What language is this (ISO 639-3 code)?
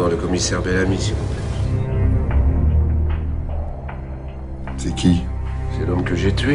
fra